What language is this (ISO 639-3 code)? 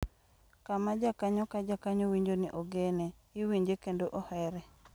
luo